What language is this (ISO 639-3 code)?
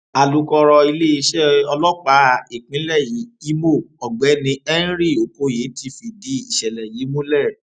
yor